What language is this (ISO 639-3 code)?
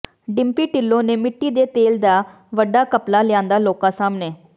pan